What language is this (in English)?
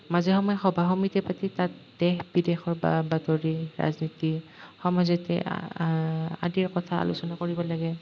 Assamese